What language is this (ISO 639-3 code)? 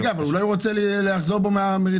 heb